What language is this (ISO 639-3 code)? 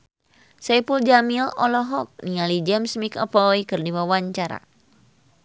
sun